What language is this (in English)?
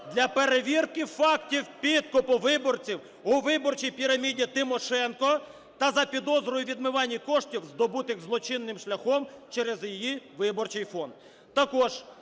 Ukrainian